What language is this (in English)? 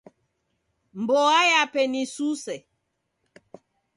Taita